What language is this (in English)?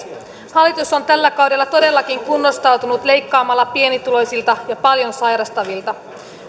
Finnish